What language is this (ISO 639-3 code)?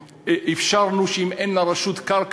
heb